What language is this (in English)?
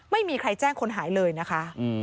Thai